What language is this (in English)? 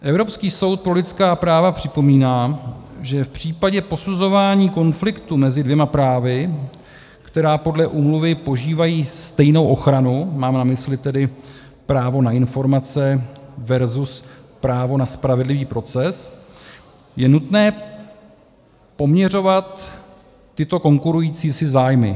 Czech